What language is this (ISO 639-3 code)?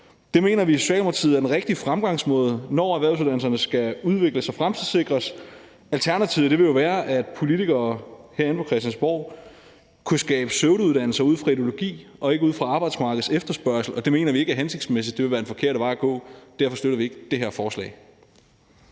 dan